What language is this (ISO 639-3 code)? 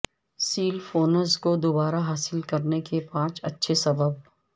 urd